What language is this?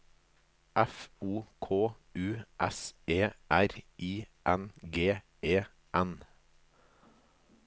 Norwegian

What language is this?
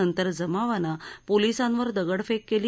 Marathi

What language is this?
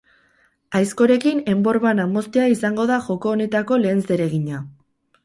Basque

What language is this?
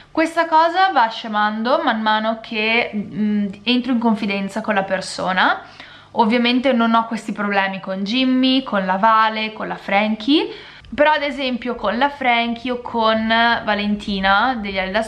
Italian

